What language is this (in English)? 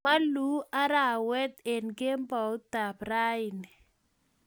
Kalenjin